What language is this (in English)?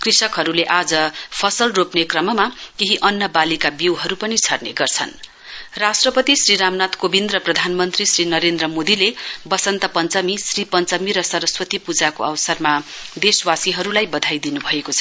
Nepali